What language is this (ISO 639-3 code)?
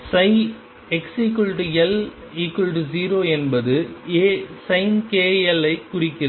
tam